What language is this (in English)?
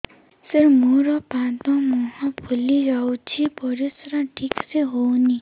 Odia